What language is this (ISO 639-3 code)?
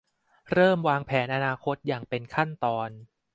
tha